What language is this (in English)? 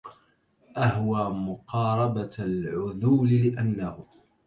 Arabic